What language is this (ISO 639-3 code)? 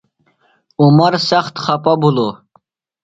phl